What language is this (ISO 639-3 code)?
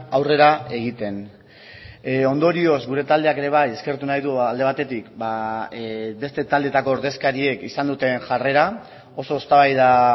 eus